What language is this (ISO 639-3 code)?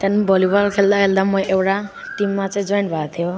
nep